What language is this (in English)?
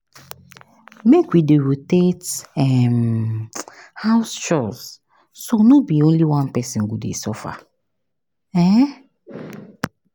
Nigerian Pidgin